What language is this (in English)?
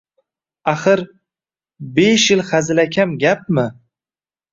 Uzbek